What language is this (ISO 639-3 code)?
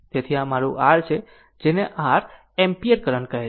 guj